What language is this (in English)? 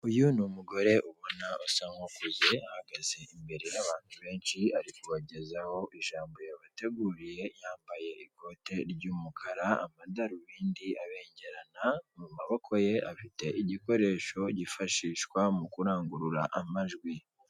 Kinyarwanda